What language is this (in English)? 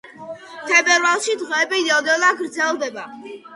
Georgian